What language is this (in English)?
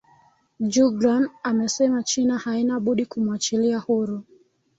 Swahili